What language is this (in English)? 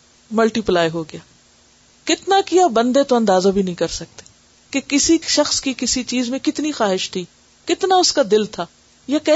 Urdu